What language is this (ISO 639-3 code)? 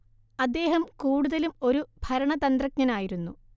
mal